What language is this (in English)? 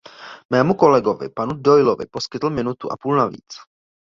Czech